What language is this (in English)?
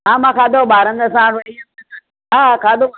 Sindhi